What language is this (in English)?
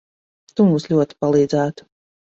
Latvian